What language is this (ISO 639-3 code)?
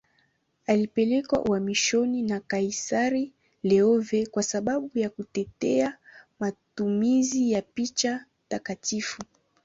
swa